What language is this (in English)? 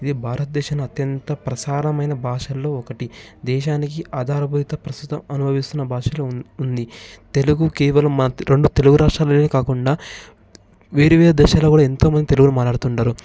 Telugu